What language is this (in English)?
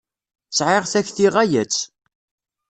Kabyle